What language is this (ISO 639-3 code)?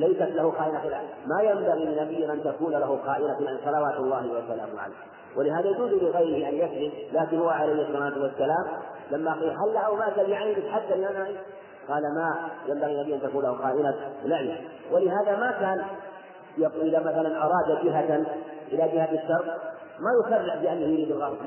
ara